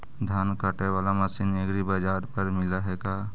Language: Magahi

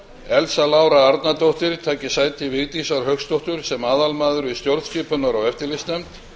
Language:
Icelandic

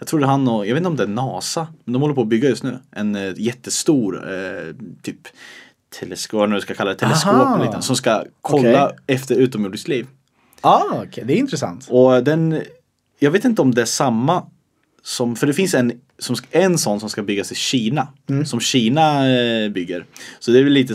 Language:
Swedish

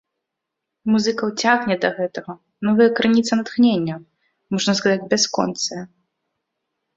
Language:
Belarusian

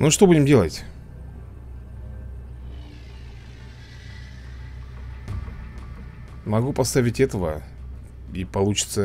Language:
Russian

